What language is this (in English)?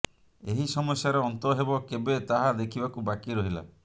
Odia